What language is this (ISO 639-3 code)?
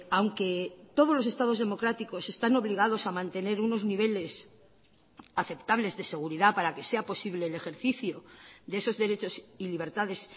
spa